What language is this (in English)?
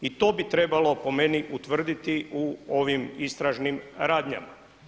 Croatian